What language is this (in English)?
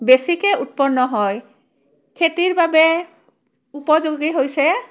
Assamese